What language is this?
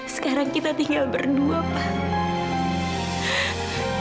Indonesian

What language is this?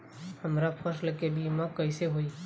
Bhojpuri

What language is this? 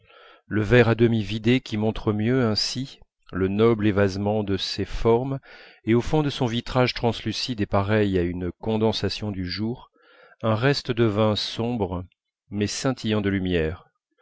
French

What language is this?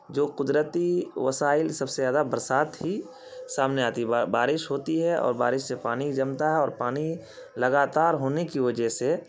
Urdu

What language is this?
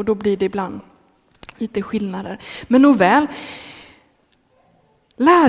Swedish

